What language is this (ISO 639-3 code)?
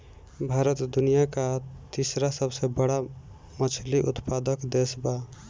bho